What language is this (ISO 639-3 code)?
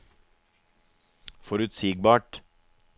nor